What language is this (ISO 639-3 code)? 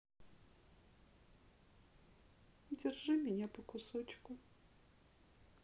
rus